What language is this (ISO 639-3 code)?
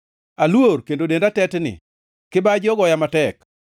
luo